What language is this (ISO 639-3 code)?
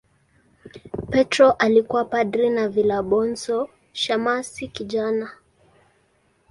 swa